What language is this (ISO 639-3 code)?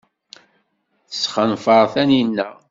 kab